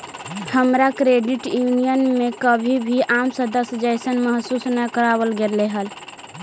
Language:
Magahi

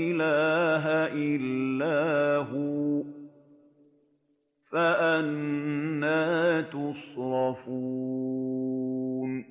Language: Arabic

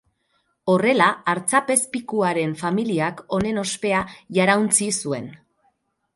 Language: Basque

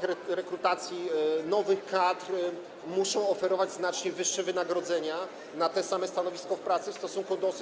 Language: Polish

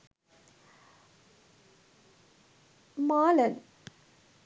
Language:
Sinhala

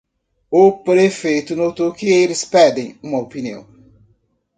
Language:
Portuguese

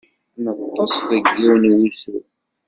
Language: Kabyle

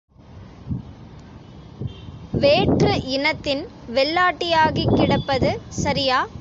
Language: Tamil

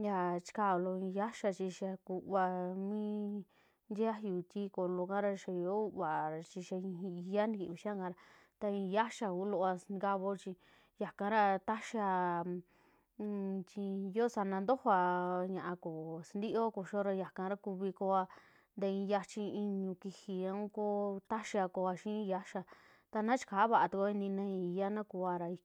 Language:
Western Juxtlahuaca Mixtec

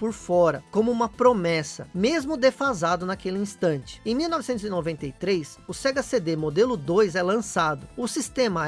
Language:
Portuguese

